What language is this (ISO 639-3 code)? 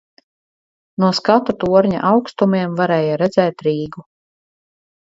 lav